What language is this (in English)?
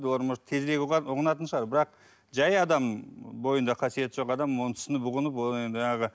Kazakh